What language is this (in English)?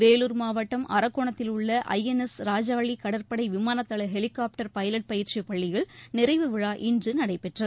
Tamil